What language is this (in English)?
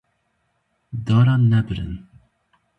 Kurdish